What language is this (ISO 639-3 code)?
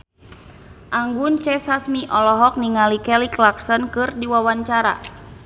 sun